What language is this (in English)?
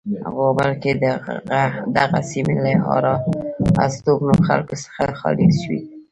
Pashto